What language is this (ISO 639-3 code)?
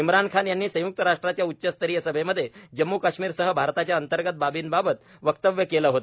mar